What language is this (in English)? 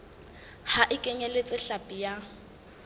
Southern Sotho